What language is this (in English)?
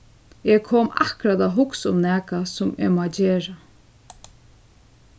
Faroese